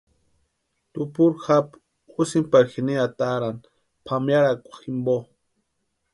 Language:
Western Highland Purepecha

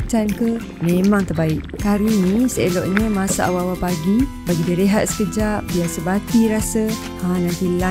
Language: Malay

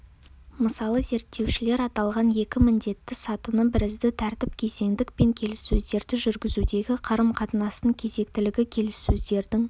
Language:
Kazakh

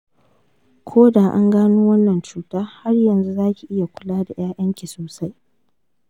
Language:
Hausa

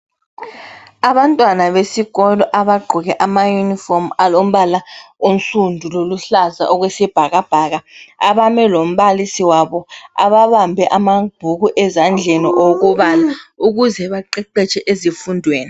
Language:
North Ndebele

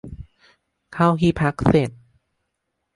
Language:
Thai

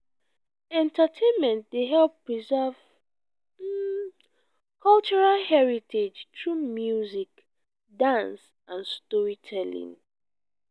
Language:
Nigerian Pidgin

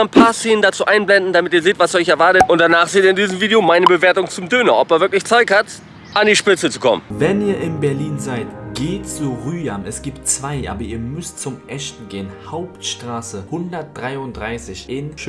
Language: German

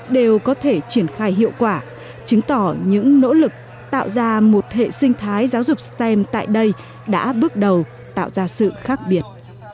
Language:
Vietnamese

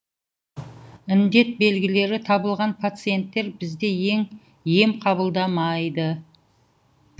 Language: Kazakh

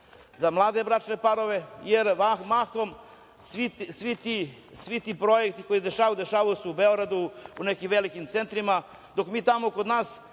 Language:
Serbian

